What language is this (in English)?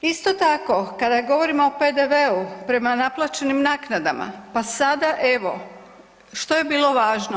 Croatian